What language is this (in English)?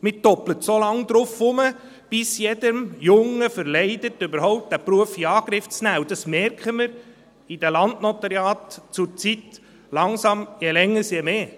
Swiss German